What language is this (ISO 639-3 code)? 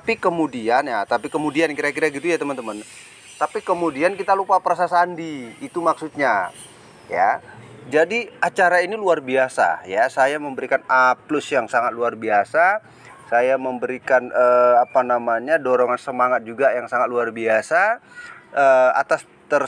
ind